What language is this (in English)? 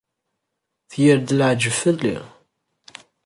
Kabyle